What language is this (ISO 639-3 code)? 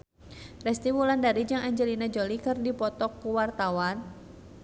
sun